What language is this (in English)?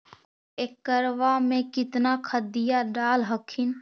Magahi